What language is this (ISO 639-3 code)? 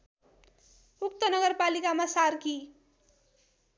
nep